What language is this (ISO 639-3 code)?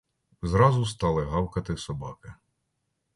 ukr